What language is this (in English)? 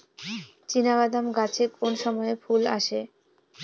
Bangla